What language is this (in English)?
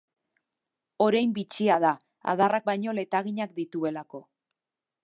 Basque